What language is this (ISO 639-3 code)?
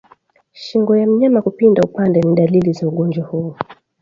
swa